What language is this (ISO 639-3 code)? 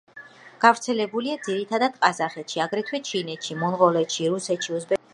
kat